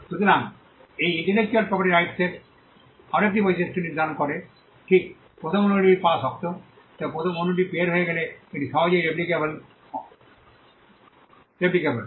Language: Bangla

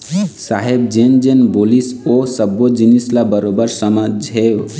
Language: Chhattisgarhi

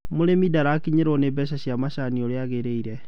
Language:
Kikuyu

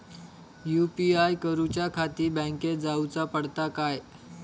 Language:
Marathi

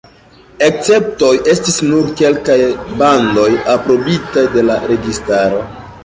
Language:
Esperanto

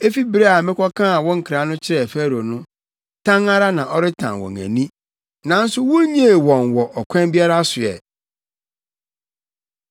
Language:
Akan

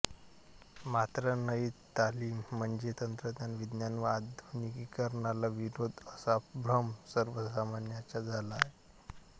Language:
Marathi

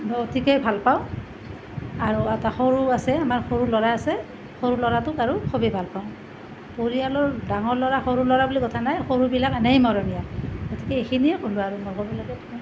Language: Assamese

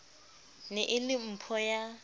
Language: Southern Sotho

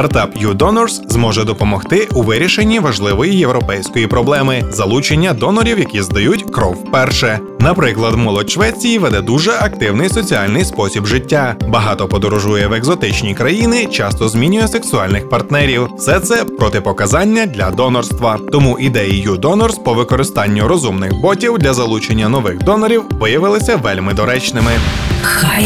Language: Ukrainian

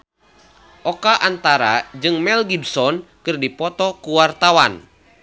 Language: Sundanese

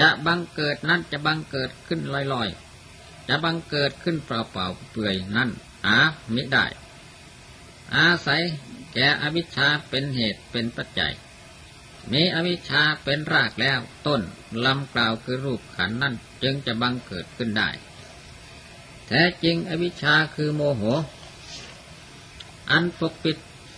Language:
Thai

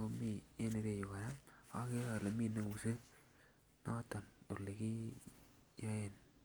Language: Kalenjin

